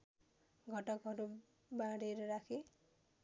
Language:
Nepali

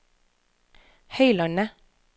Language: Norwegian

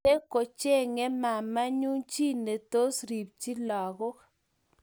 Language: Kalenjin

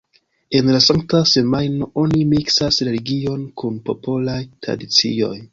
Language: Esperanto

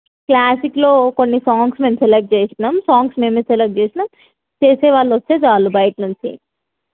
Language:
Telugu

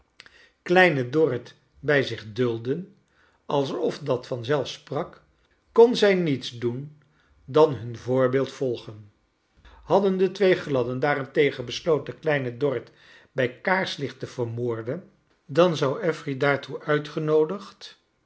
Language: Dutch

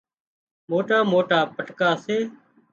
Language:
Wadiyara Koli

